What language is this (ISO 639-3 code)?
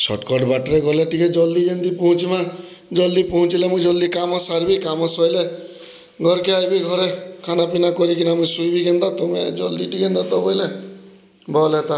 ori